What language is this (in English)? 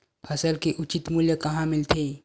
Chhattisgarhi